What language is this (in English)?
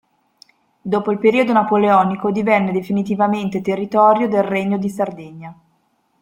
Italian